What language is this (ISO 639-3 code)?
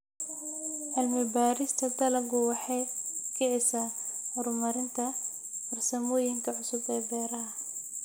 som